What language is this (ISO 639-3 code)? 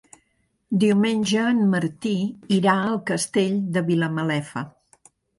cat